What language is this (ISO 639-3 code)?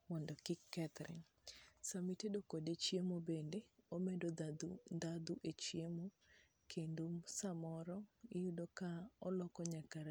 luo